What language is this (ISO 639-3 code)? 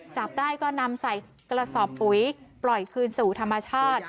tha